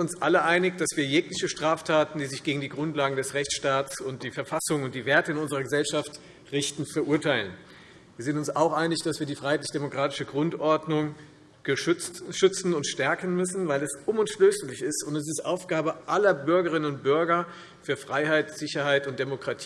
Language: German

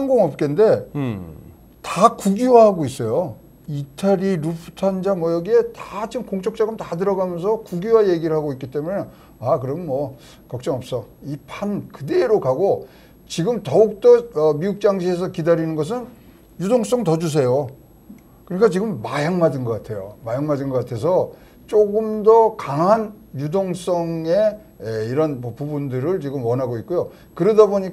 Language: Korean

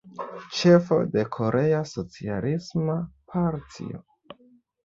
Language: Esperanto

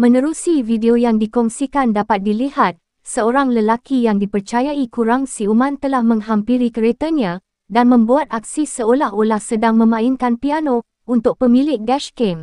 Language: Malay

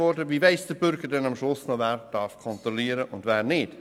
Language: Swiss German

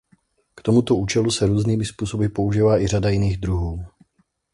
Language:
Czech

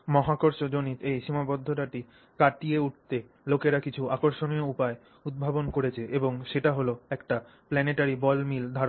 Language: Bangla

